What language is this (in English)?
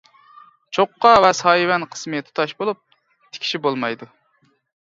Uyghur